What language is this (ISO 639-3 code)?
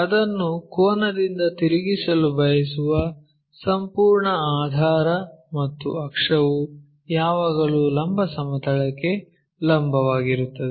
kan